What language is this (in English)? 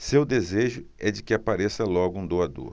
Portuguese